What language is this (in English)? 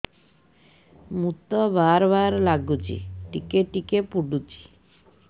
Odia